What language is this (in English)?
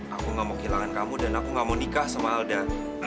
Indonesian